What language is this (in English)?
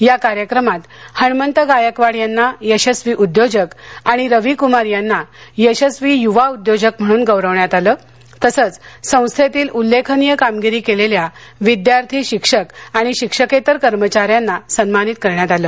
Marathi